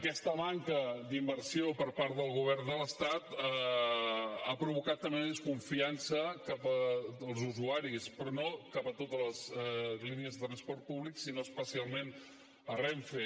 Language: Catalan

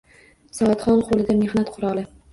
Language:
Uzbek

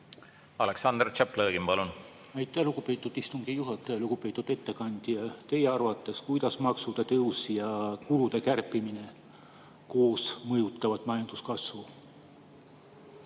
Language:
Estonian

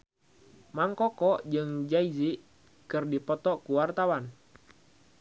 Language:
Sundanese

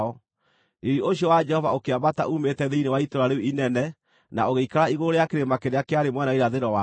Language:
Kikuyu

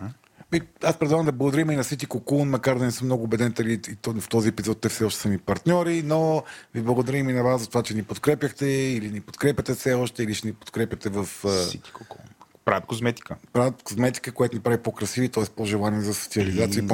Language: Bulgarian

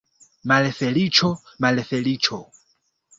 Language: Esperanto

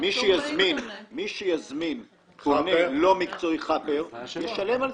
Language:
Hebrew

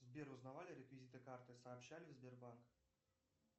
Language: Russian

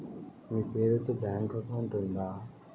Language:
Telugu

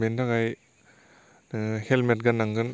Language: Bodo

